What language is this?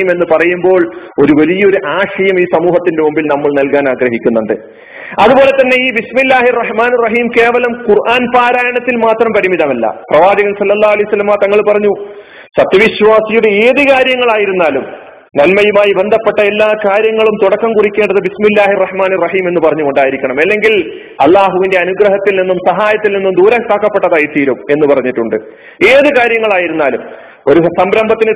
Malayalam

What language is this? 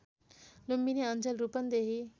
Nepali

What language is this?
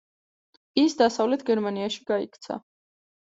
Georgian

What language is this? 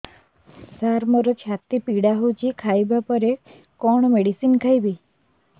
Odia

